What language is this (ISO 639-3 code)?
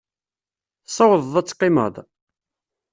kab